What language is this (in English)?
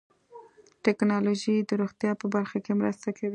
Pashto